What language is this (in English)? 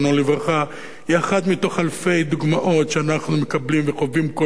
Hebrew